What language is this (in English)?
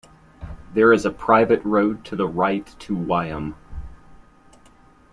English